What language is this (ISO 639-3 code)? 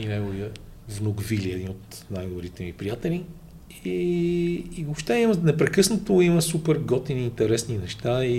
bul